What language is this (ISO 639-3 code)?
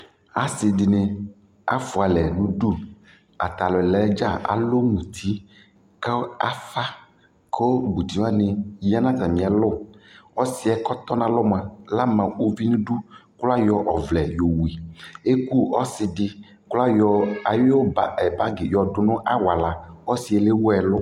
kpo